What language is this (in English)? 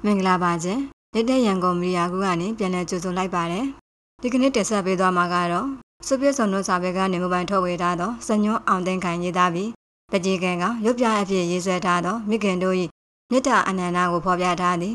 Thai